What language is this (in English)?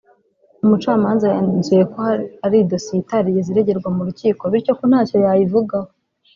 Kinyarwanda